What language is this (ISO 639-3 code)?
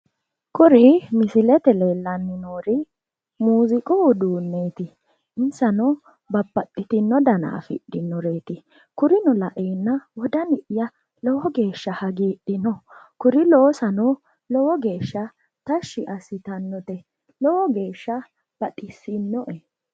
sid